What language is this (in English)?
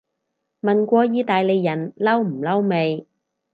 Cantonese